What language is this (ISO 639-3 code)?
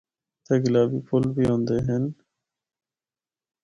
hno